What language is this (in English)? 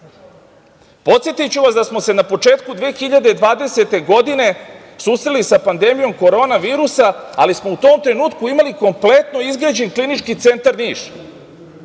Serbian